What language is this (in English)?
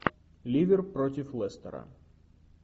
Russian